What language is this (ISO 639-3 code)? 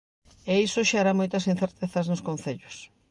glg